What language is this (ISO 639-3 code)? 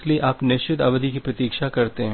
hin